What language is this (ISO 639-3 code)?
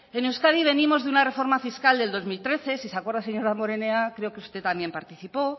spa